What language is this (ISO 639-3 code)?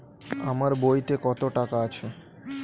ben